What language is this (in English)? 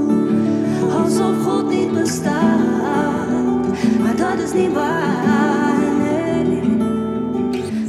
Dutch